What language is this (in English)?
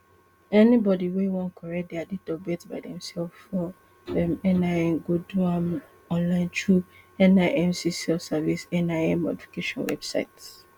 Nigerian Pidgin